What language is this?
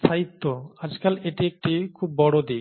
Bangla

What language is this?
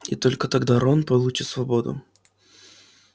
Russian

